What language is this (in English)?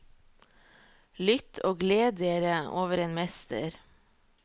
Norwegian